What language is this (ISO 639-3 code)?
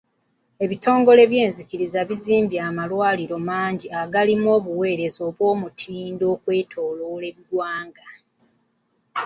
lug